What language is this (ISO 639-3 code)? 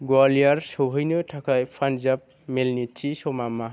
brx